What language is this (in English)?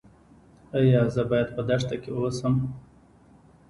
Pashto